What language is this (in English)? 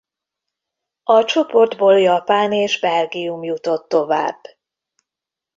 Hungarian